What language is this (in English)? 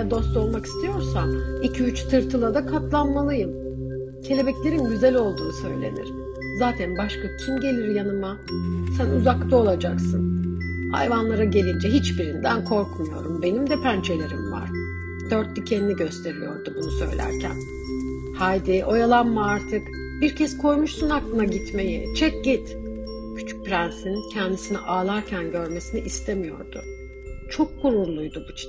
Turkish